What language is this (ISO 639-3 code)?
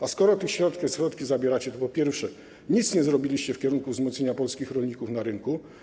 pol